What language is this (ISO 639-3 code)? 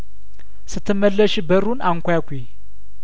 amh